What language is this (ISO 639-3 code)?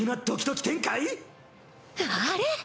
jpn